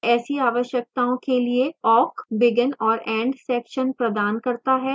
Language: Hindi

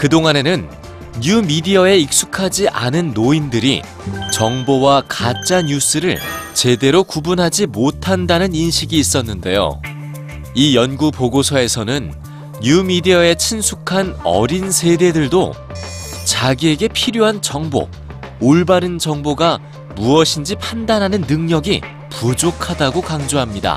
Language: Korean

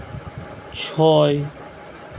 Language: Santali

